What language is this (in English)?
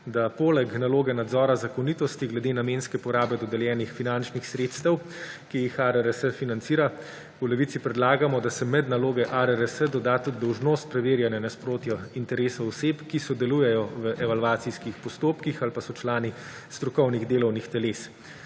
Slovenian